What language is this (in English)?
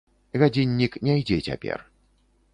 Belarusian